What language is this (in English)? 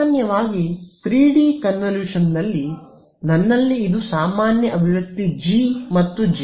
Kannada